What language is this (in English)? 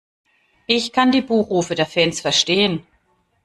German